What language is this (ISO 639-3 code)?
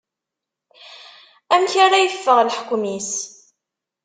kab